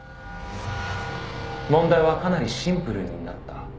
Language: Japanese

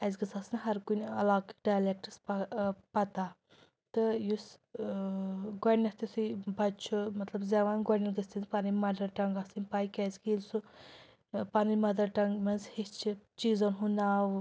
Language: Kashmiri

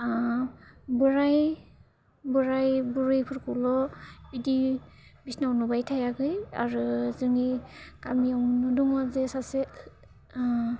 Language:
Bodo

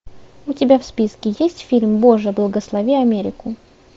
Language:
Russian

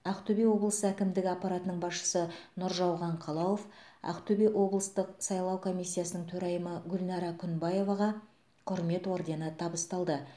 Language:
Kazakh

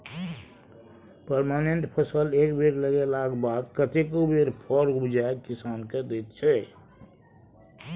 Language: Maithili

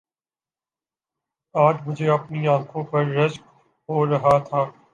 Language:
Urdu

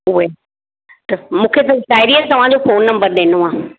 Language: Sindhi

